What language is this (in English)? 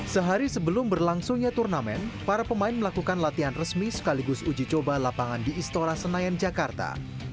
Indonesian